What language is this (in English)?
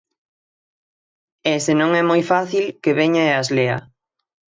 Galician